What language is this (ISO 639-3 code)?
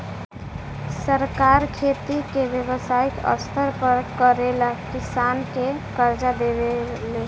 bho